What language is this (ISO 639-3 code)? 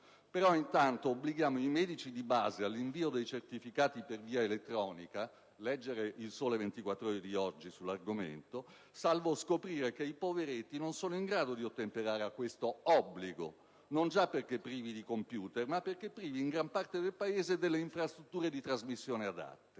ita